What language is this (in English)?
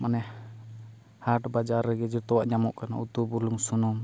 Santali